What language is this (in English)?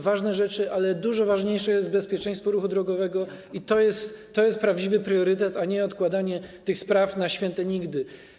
Polish